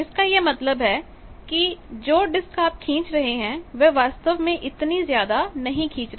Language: Hindi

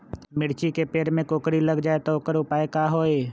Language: Magahi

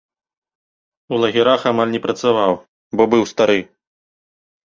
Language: Belarusian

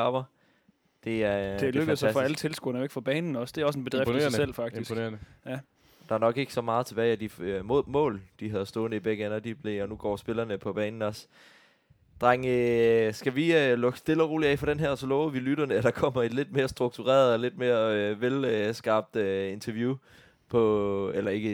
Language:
Danish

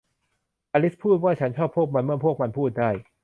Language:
Thai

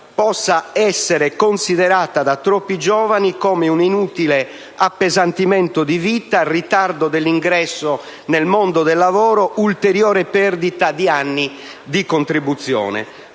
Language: Italian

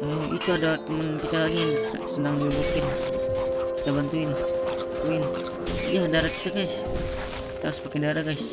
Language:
Indonesian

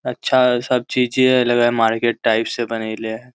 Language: Magahi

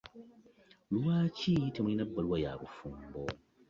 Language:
Ganda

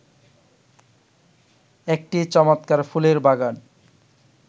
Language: Bangla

